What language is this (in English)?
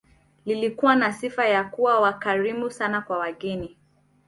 Swahili